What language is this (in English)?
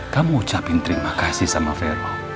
Indonesian